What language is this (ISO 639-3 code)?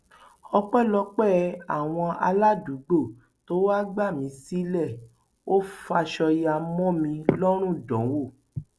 yor